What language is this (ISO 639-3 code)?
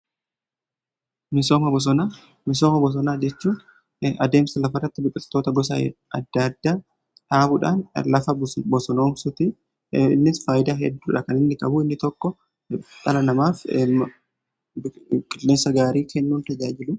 orm